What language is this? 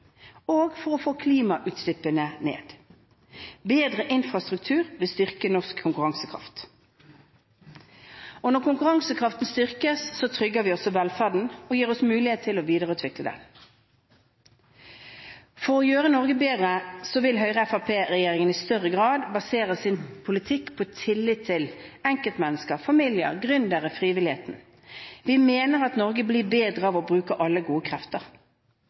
Norwegian Bokmål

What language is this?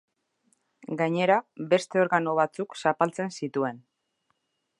Basque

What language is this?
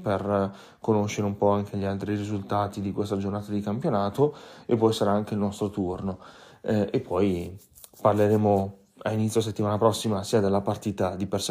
Italian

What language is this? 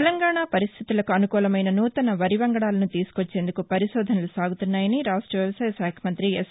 Telugu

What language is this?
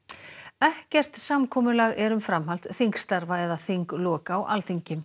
Icelandic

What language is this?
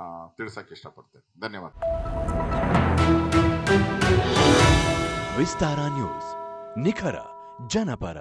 Romanian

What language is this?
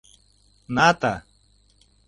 Mari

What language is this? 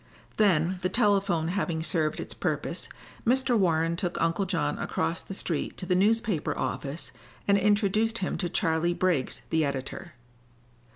English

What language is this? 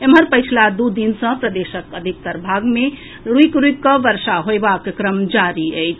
Maithili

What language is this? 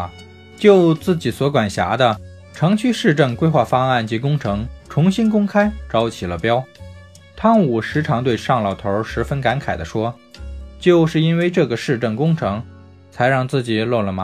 Chinese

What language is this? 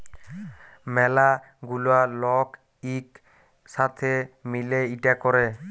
Bangla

